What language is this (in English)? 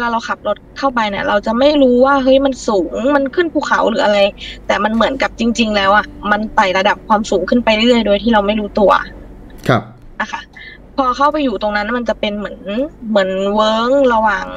Thai